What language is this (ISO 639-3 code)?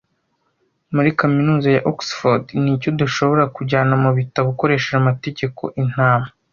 kin